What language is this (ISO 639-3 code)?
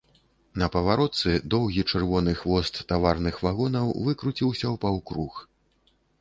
bel